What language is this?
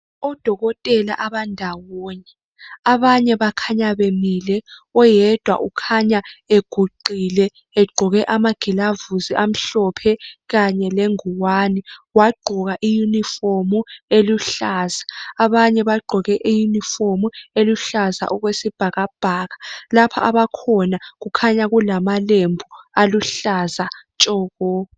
North Ndebele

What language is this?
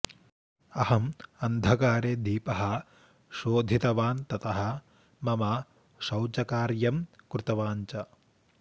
Sanskrit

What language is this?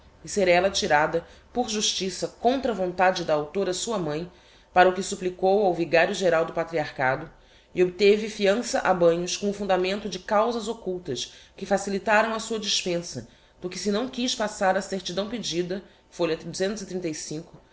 Portuguese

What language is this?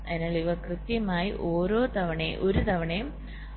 Malayalam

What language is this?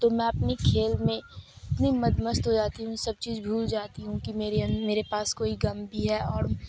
Urdu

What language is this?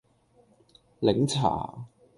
Cantonese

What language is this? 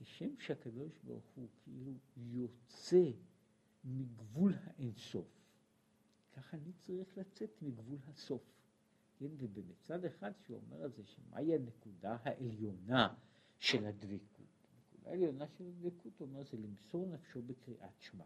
Hebrew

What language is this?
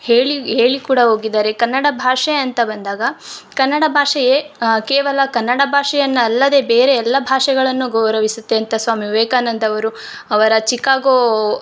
Kannada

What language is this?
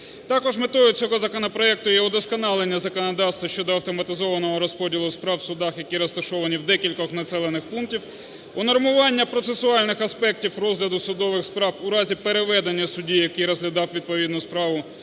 Ukrainian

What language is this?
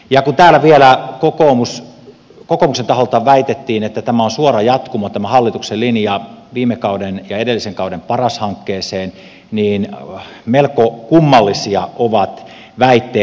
Finnish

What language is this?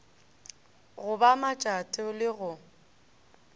Northern Sotho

